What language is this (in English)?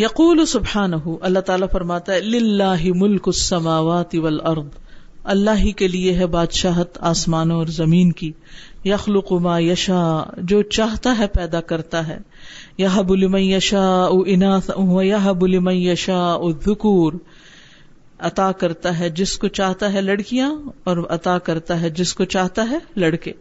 Urdu